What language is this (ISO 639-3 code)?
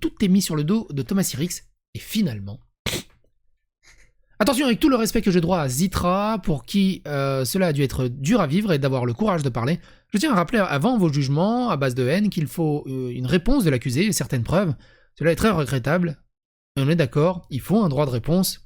fra